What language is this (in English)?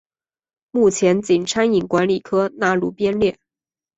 Chinese